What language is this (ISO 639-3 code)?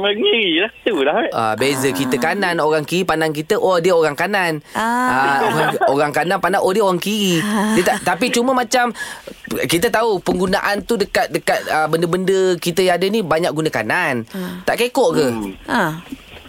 msa